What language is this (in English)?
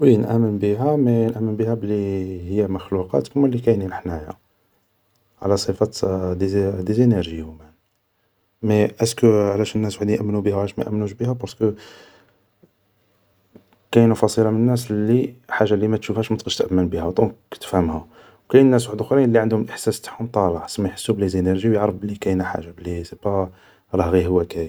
Algerian Arabic